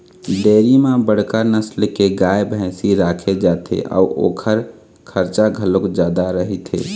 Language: Chhattisgarhi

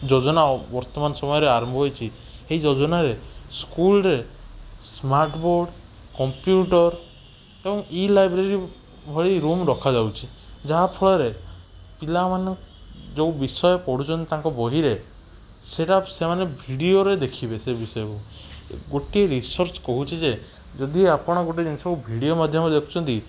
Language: Odia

